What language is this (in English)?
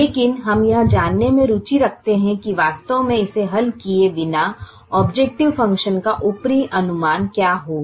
Hindi